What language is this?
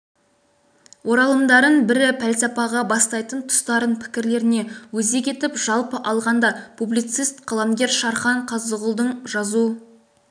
Kazakh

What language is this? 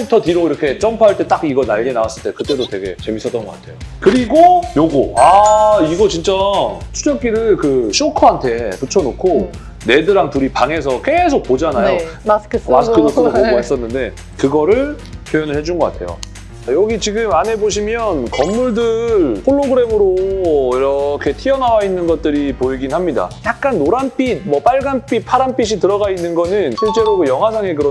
Korean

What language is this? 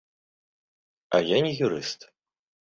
Belarusian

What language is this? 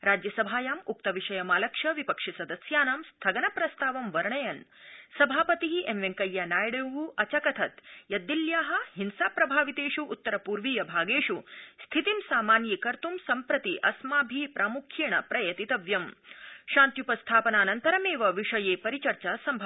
Sanskrit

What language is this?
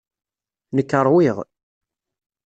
Kabyle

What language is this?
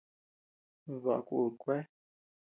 Tepeuxila Cuicatec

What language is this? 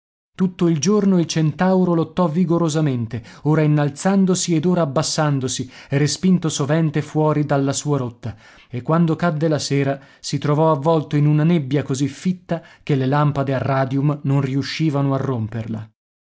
Italian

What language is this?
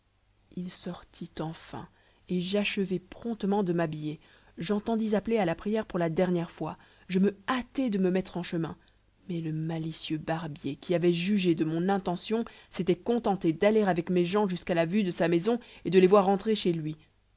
French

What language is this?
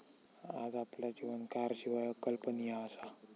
Marathi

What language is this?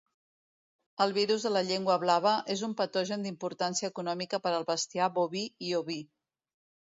Catalan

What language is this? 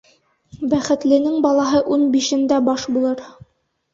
Bashkir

